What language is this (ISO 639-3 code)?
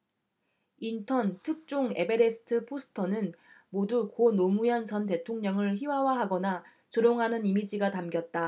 kor